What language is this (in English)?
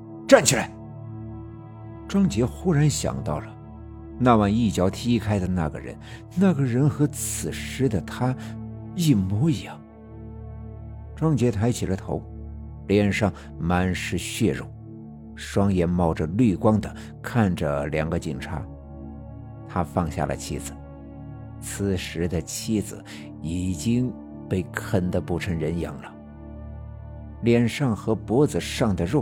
Chinese